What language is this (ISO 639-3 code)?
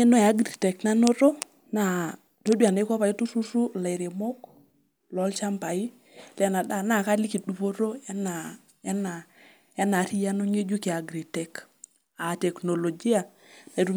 mas